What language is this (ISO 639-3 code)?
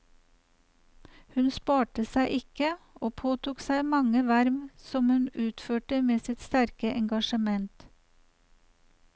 nor